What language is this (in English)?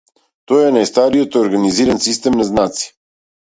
Macedonian